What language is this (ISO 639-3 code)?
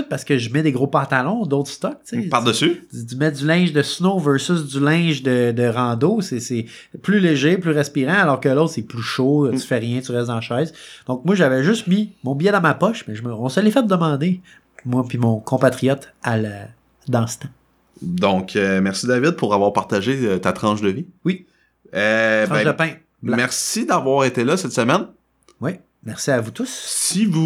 fra